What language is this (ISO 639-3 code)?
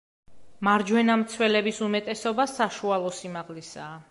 kat